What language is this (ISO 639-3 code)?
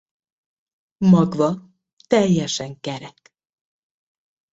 hun